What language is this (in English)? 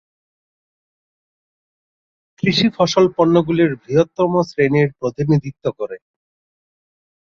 Bangla